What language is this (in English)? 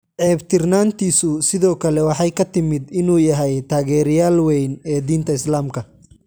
Somali